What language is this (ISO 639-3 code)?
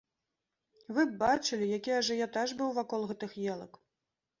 bel